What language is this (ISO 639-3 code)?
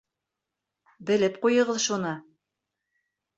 bak